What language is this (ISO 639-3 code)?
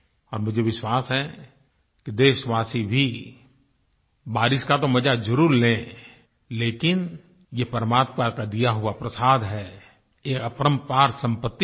hin